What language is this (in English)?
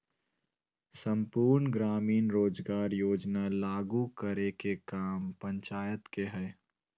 Magahi